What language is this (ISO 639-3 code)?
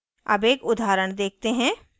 hin